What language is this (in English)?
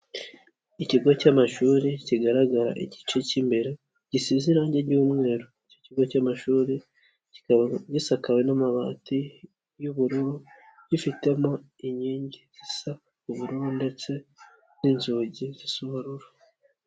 Kinyarwanda